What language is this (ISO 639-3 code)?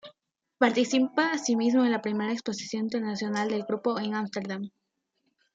spa